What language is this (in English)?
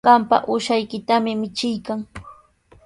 Sihuas Ancash Quechua